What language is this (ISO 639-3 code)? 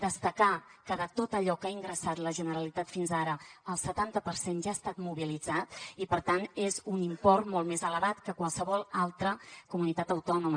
cat